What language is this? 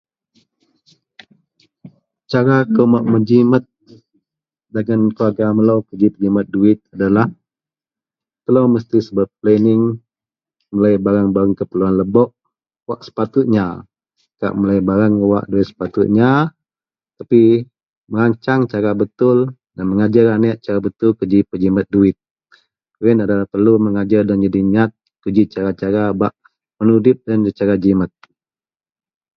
Central Melanau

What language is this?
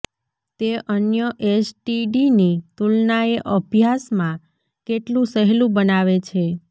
Gujarati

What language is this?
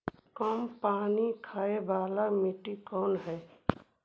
Magahi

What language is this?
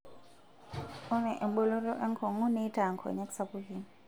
Masai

